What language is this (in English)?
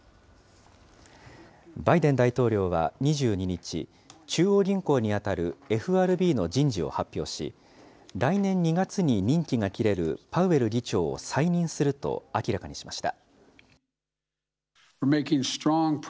Japanese